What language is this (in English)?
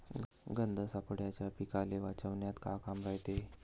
Marathi